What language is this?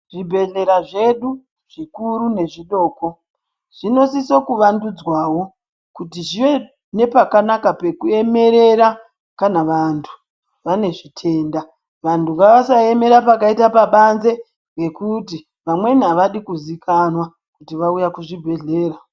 Ndau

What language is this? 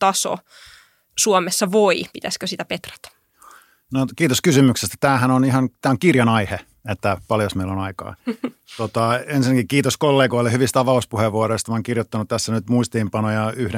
Finnish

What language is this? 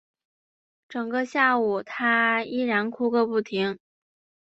Chinese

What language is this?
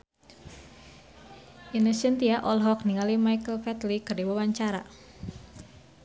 Sundanese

